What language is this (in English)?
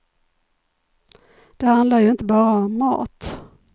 Swedish